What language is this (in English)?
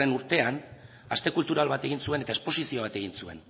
Basque